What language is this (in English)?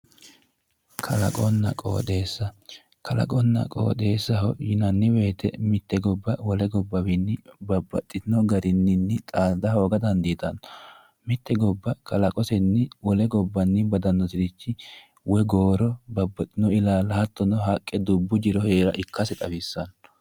Sidamo